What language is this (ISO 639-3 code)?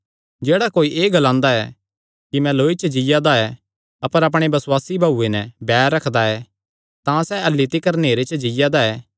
xnr